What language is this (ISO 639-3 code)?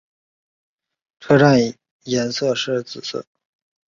zho